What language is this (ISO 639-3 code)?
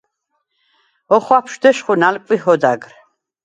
sva